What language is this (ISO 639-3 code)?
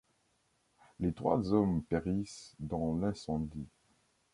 fra